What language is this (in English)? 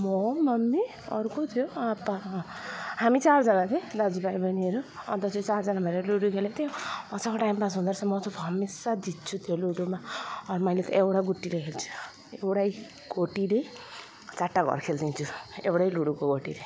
Nepali